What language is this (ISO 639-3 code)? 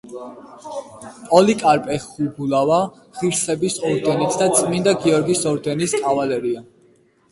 kat